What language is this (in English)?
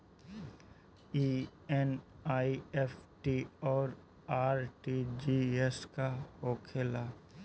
Bhojpuri